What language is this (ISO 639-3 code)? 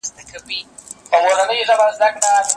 pus